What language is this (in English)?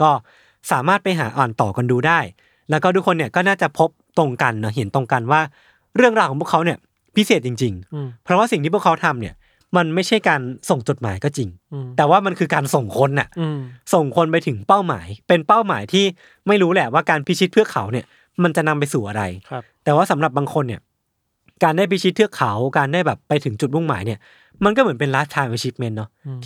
Thai